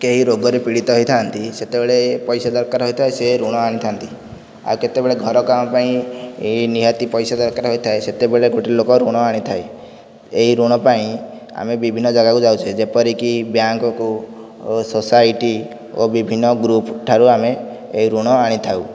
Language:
Odia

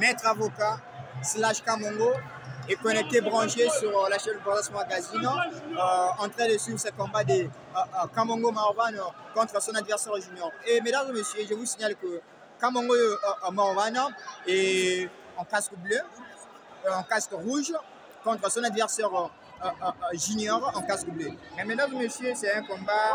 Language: French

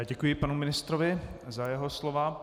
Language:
Czech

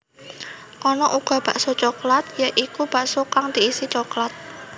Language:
Javanese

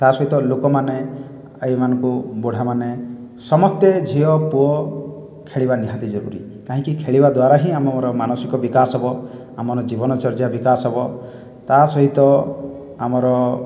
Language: Odia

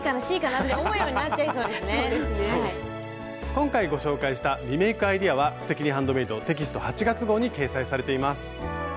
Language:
Japanese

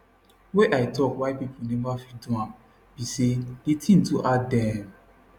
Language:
Nigerian Pidgin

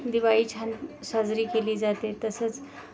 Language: Marathi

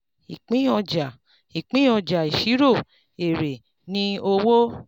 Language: Yoruba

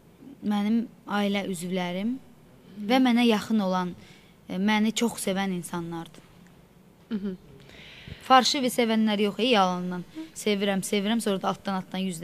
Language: Turkish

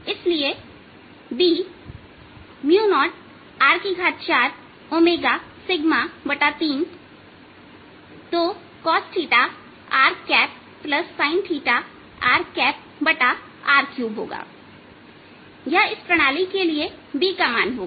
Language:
Hindi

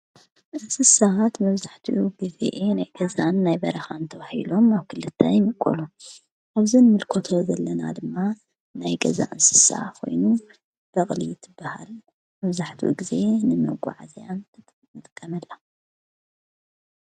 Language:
Tigrinya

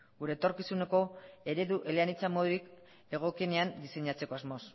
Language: Basque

